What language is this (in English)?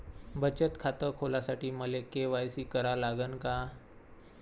Marathi